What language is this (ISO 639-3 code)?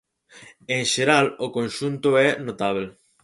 glg